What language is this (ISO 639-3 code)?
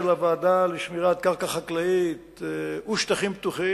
heb